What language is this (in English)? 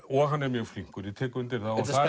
Icelandic